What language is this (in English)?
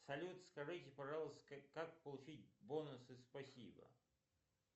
Russian